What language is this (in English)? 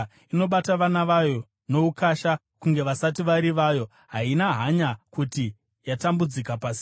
Shona